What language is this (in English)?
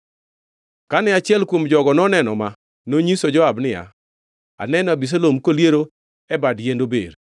Luo (Kenya and Tanzania)